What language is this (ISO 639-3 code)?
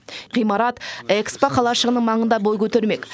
kaz